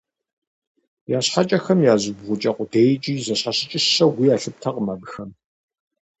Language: Kabardian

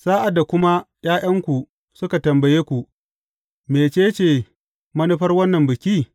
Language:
Hausa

